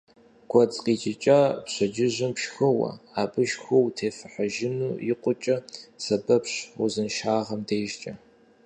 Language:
Kabardian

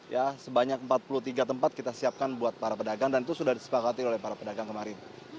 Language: Indonesian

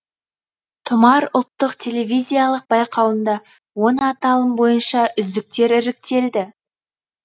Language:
Kazakh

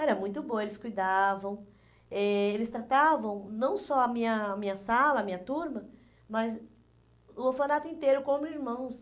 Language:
Portuguese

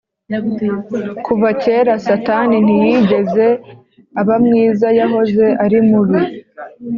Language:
Kinyarwanda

